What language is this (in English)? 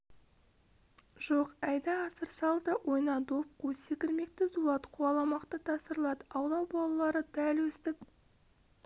Kazakh